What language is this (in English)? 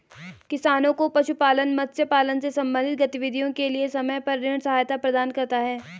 Hindi